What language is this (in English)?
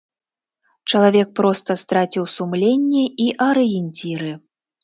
Belarusian